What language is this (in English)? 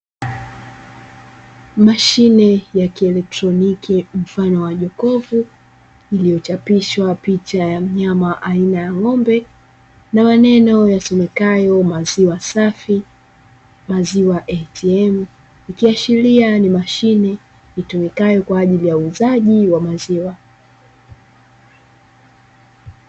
Swahili